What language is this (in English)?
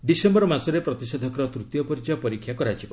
Odia